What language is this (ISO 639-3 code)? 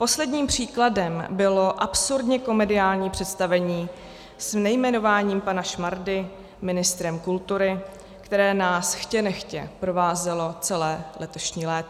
ces